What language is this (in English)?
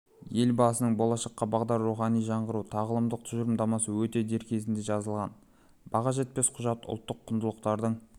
Kazakh